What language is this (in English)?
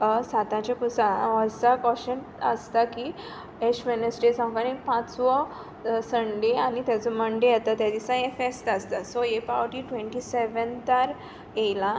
Konkani